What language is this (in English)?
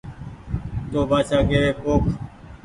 Goaria